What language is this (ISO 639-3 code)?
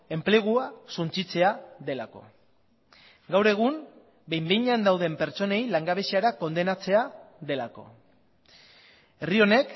eus